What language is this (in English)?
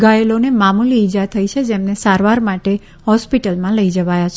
Gujarati